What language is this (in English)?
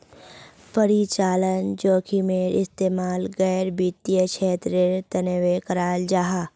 Magahi